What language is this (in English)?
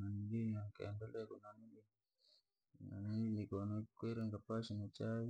Langi